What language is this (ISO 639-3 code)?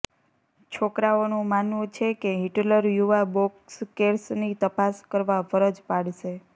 guj